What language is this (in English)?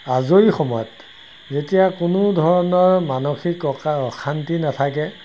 Assamese